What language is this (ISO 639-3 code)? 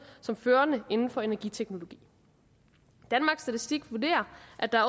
dan